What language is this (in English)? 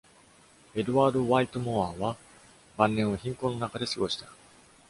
Japanese